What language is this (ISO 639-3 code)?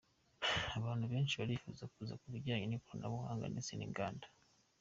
kin